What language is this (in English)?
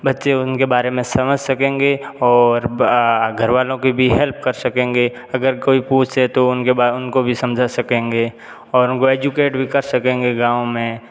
Hindi